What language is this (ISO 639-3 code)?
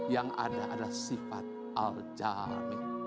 ind